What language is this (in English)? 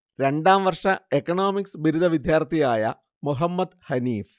Malayalam